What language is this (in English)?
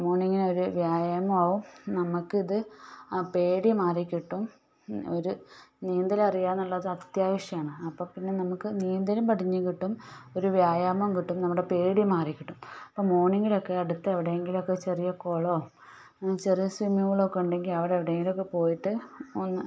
Malayalam